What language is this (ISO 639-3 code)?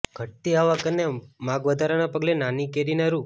guj